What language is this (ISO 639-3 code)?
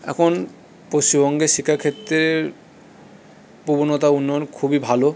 ben